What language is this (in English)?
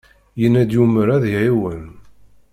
Kabyle